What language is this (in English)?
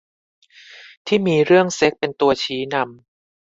Thai